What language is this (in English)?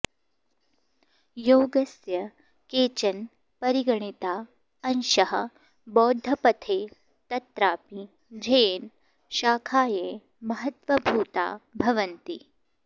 Sanskrit